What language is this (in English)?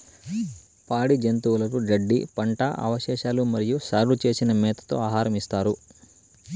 Telugu